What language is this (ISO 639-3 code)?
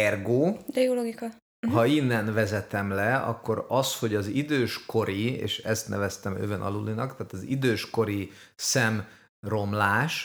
hun